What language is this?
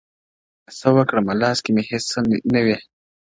Pashto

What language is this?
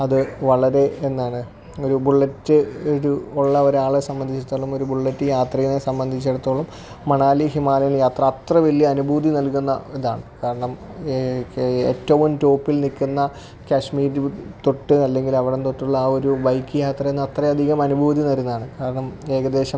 Malayalam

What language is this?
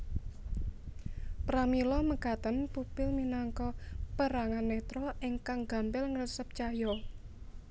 Javanese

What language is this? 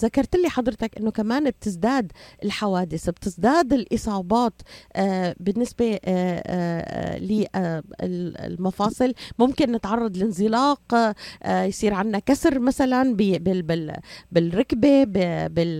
Arabic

